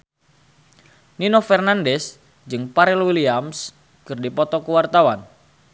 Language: Sundanese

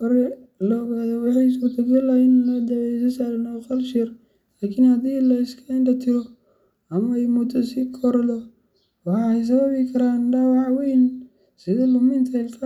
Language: Somali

